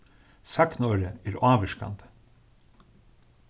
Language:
Faroese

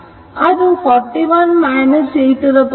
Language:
Kannada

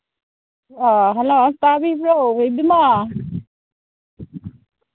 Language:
Manipuri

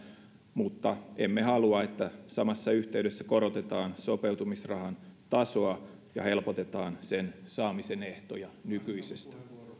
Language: Finnish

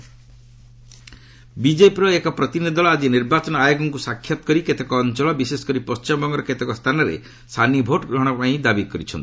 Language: Odia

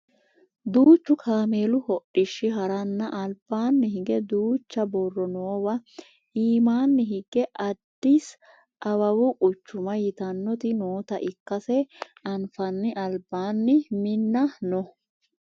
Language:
Sidamo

